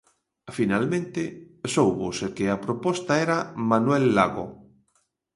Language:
Galician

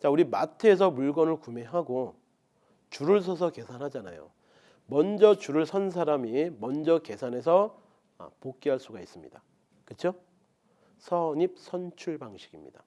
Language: Korean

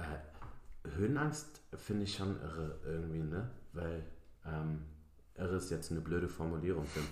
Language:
German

